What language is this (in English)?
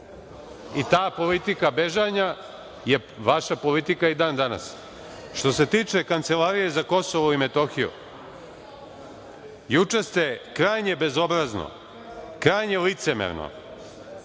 Serbian